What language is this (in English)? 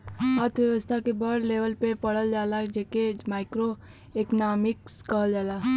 Bhojpuri